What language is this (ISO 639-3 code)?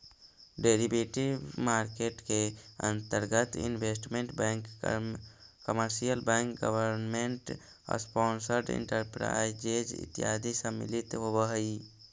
mag